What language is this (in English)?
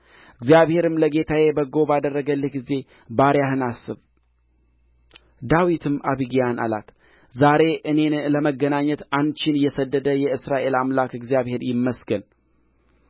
Amharic